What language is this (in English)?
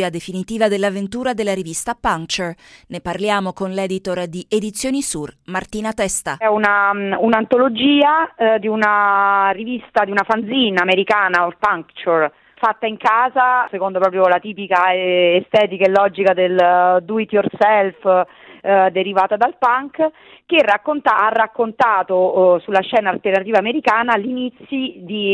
Italian